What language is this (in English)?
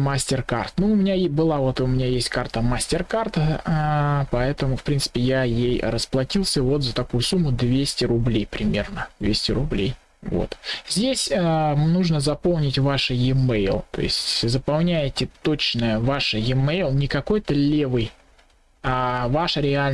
Russian